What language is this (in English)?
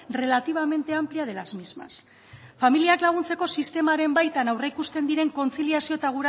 Basque